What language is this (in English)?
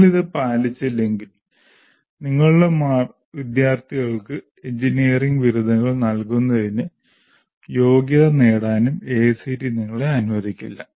Malayalam